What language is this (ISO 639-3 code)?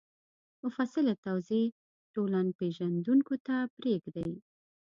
pus